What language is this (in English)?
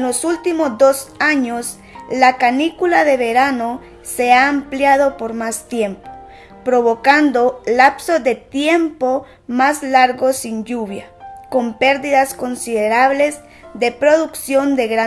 Spanish